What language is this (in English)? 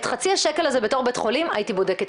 Hebrew